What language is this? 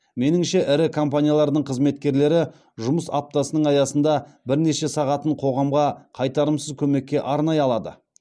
Kazakh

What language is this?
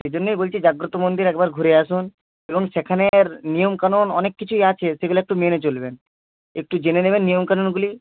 Bangla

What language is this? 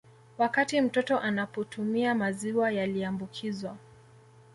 Swahili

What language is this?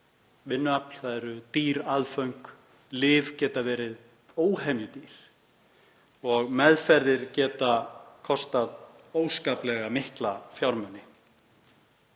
Icelandic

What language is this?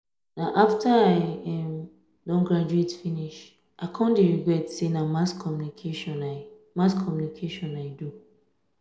Nigerian Pidgin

